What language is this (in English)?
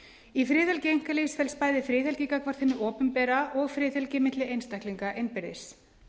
Icelandic